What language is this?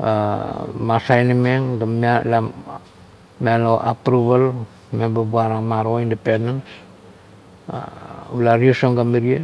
Kuot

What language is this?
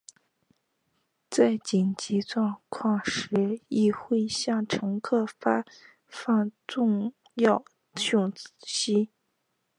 Chinese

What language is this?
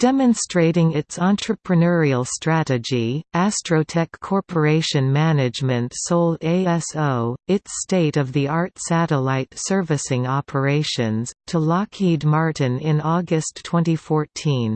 English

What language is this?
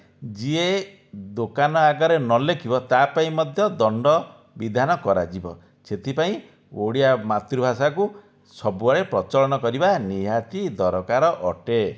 Odia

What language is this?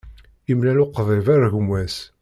Kabyle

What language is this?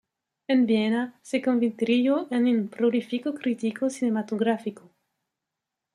Spanish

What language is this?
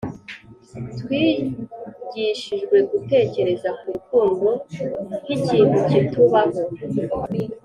Kinyarwanda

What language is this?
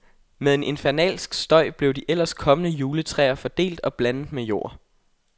Danish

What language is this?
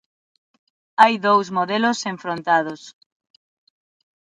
Galician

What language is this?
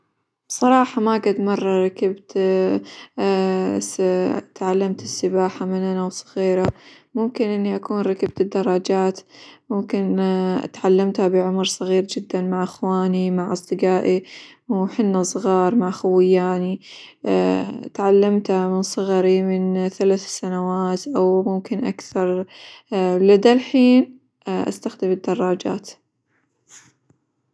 Hijazi Arabic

